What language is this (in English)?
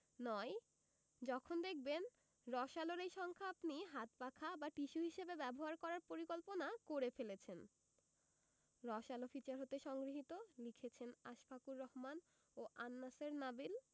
Bangla